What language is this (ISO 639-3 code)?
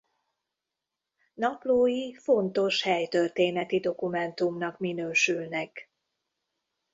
hun